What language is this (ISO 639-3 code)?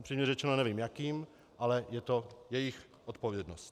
ces